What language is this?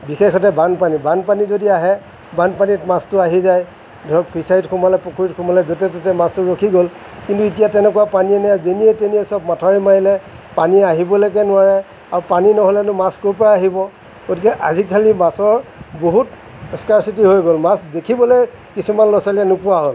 Assamese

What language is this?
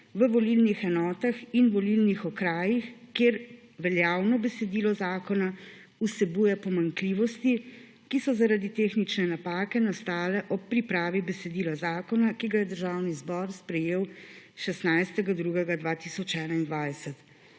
Slovenian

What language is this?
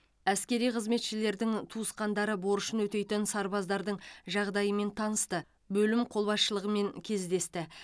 Kazakh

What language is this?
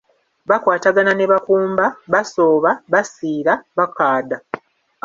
Ganda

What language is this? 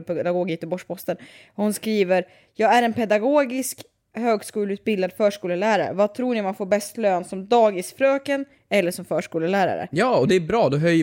Swedish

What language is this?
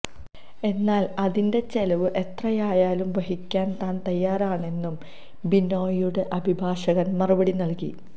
Malayalam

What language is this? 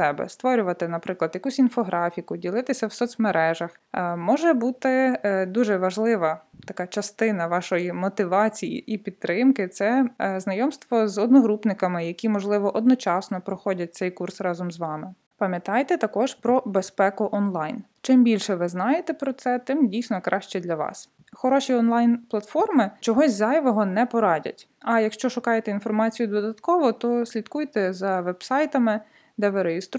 Ukrainian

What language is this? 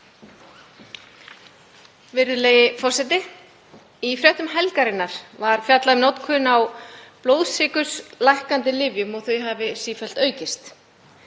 Icelandic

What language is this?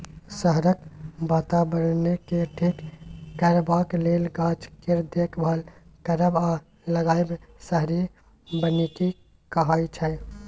Maithili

